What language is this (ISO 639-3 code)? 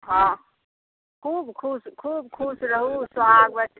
mai